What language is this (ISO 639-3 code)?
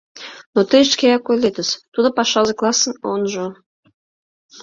chm